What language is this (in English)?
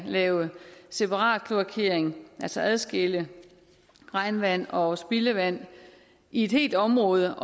Danish